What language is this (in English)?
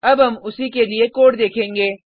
Hindi